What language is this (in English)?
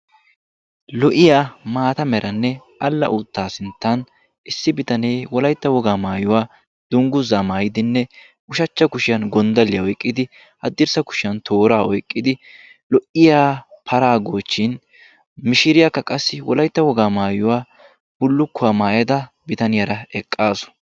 Wolaytta